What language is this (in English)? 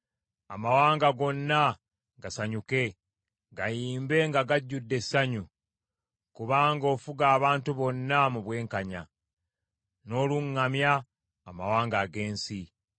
Ganda